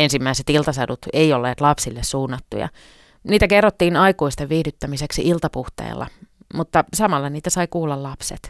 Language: Finnish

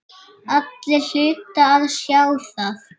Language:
Icelandic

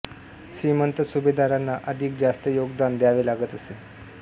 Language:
Marathi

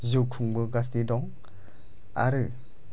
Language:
Bodo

